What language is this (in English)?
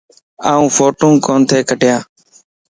Lasi